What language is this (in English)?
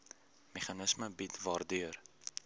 Afrikaans